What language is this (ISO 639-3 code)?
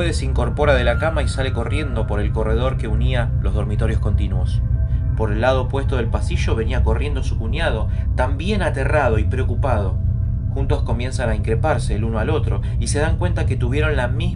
spa